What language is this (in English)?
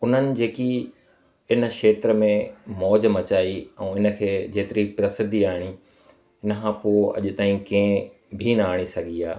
Sindhi